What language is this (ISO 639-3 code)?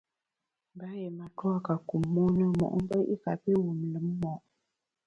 bax